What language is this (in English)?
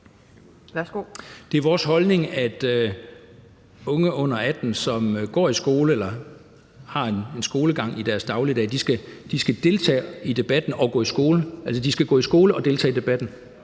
Danish